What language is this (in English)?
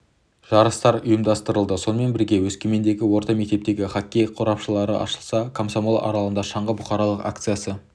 Kazakh